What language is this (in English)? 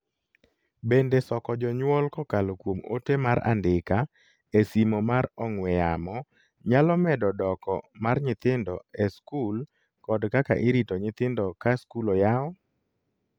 Luo (Kenya and Tanzania)